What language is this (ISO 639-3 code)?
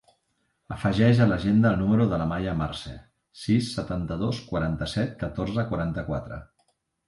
cat